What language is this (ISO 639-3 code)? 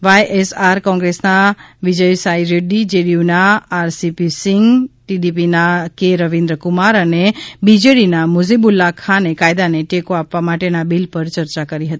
guj